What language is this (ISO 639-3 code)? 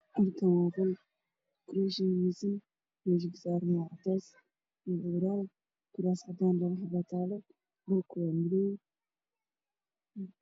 som